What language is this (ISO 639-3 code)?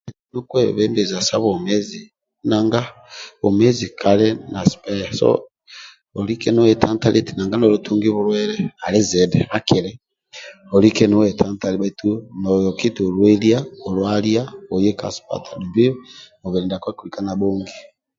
rwm